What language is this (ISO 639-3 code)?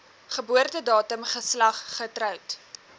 afr